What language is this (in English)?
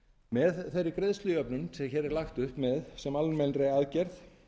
Icelandic